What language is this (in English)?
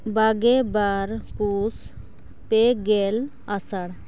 Santali